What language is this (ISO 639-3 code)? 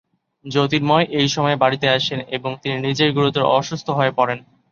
ben